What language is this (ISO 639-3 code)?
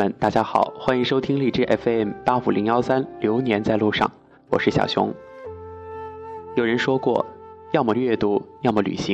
zho